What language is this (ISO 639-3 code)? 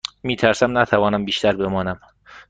fas